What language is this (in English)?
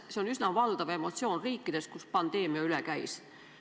Estonian